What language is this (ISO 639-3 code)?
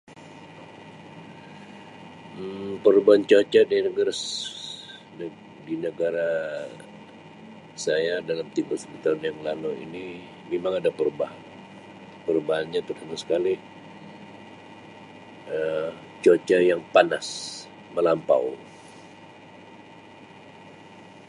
msi